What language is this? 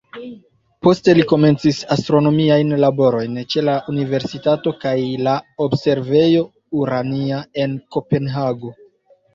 Esperanto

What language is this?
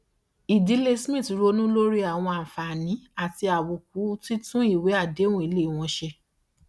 Yoruba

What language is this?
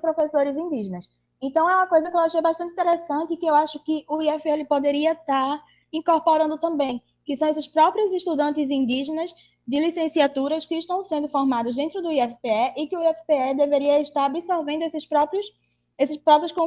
Portuguese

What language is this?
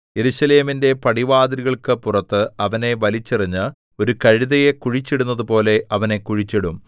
Malayalam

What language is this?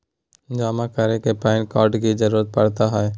Magahi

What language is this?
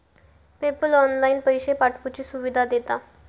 Marathi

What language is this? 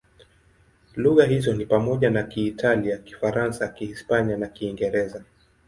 Swahili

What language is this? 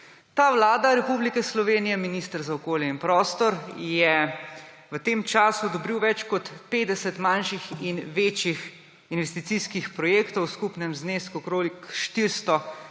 Slovenian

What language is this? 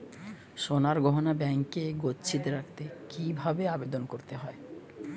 Bangla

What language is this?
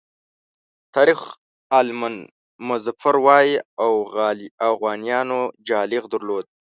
Pashto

